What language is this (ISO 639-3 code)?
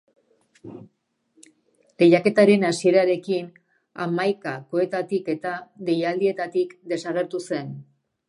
eus